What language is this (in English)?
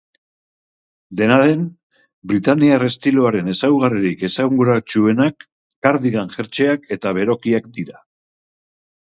Basque